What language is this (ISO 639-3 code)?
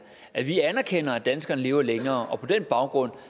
dan